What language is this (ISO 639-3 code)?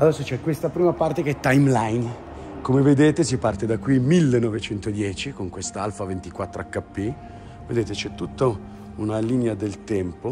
ita